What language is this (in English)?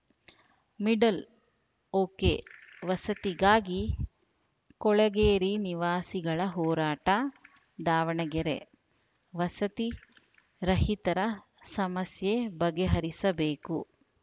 Kannada